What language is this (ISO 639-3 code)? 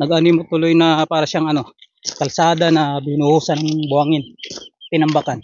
fil